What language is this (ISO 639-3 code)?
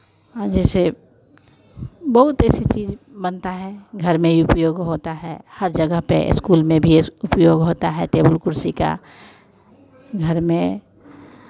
hin